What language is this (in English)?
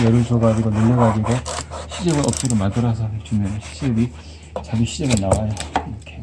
Korean